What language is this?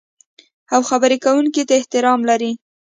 Pashto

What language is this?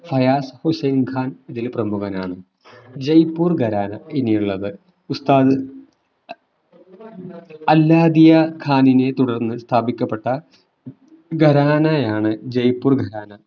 Malayalam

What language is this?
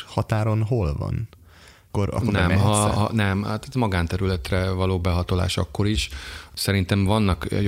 Hungarian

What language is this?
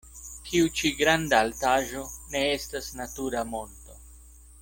Esperanto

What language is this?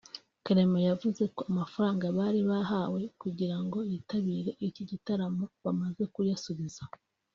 Kinyarwanda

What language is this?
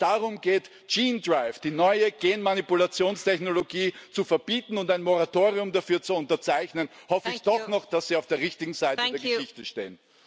German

